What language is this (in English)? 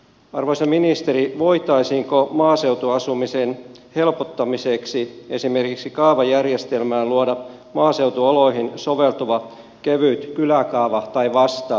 Finnish